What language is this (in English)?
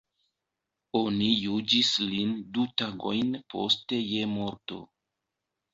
Esperanto